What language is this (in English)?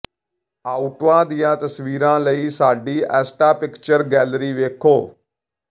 Punjabi